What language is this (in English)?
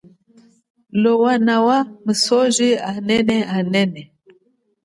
Chokwe